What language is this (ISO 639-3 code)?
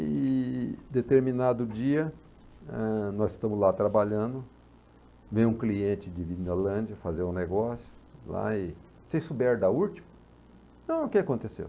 por